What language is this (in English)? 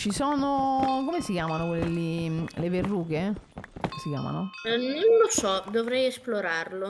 Italian